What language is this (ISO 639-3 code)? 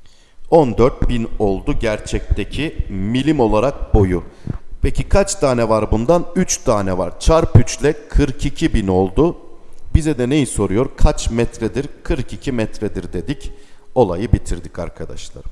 tur